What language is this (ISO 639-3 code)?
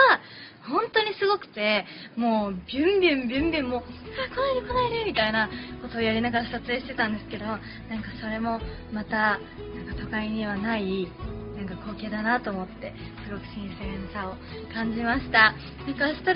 jpn